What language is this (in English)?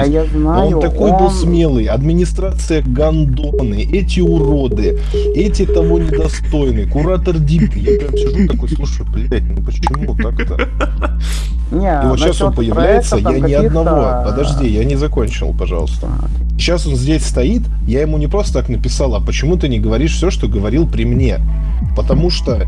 Russian